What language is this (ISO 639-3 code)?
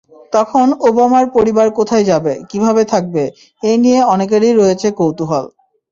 ben